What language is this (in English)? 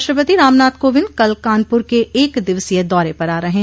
Hindi